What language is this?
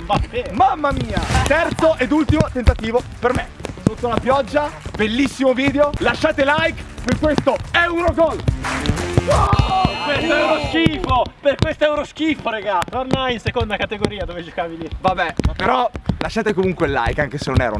Italian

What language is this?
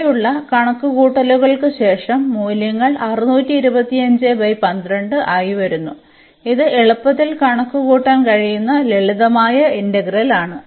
Malayalam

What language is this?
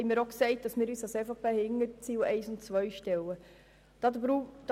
Swiss German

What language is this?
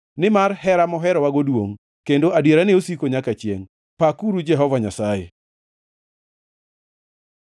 Luo (Kenya and Tanzania)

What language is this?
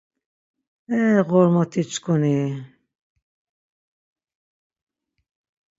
Laz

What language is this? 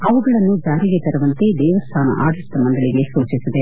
Kannada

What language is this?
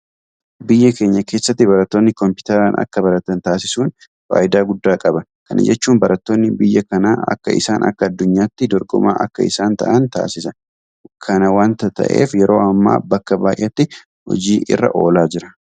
Oromo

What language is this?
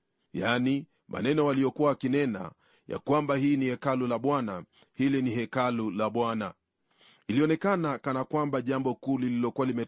Swahili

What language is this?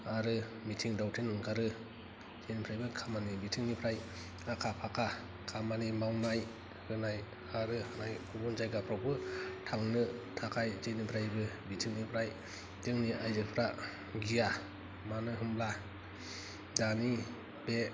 Bodo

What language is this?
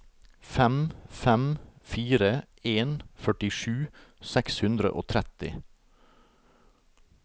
Norwegian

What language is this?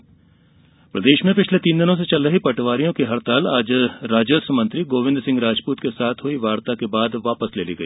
Hindi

